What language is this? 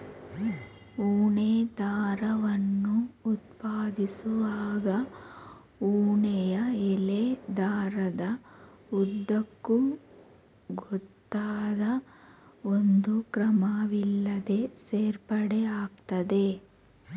Kannada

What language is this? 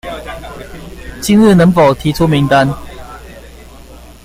Chinese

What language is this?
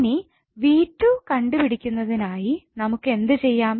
Malayalam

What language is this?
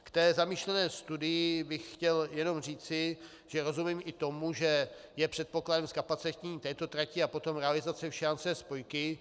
Czech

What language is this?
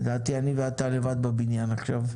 Hebrew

